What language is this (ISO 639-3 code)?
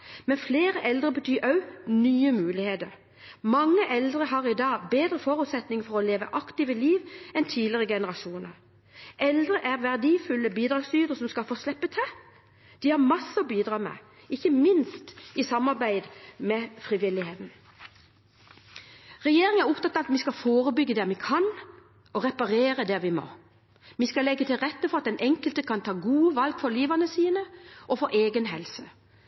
nob